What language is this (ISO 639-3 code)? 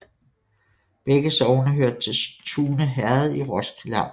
dan